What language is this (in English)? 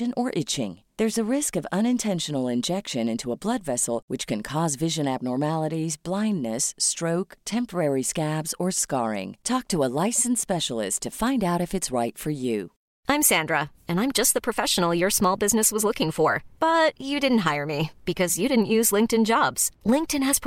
Filipino